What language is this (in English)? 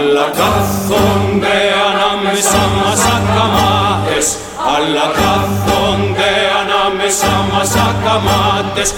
Greek